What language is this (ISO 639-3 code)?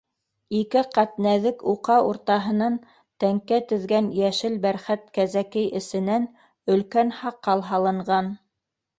bak